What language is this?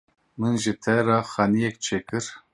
Kurdish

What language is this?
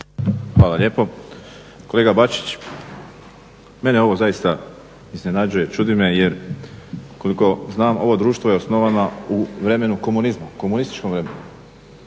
Croatian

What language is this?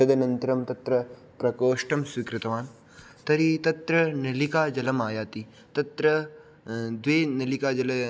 Sanskrit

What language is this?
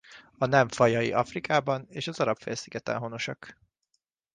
Hungarian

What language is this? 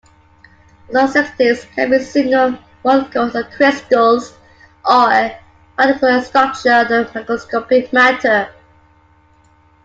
English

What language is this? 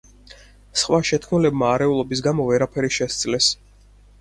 Georgian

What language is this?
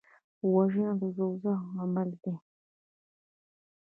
Pashto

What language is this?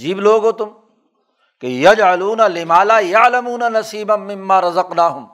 Urdu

